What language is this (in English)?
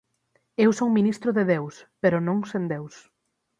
Galician